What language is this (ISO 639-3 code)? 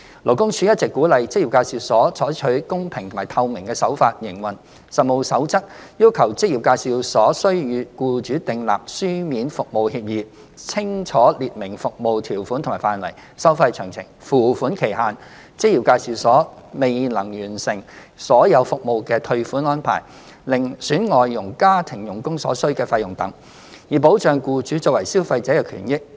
yue